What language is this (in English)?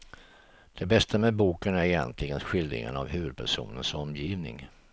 Swedish